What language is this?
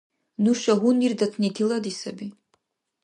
Dargwa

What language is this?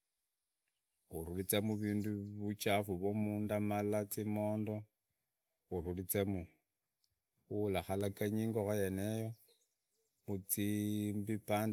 Idakho-Isukha-Tiriki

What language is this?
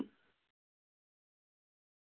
Manipuri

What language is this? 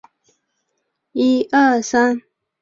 Chinese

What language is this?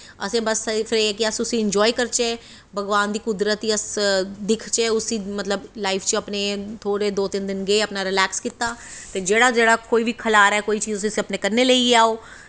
Dogri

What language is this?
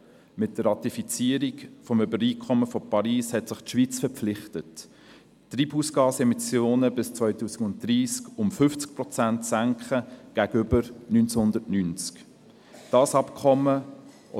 Swiss German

